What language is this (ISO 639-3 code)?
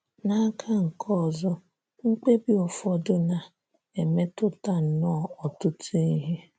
ibo